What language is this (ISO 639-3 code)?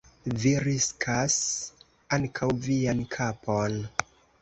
epo